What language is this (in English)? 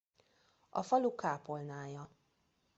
Hungarian